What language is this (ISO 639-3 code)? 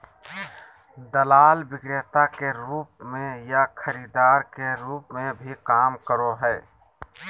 mag